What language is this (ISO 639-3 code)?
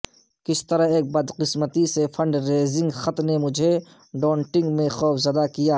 urd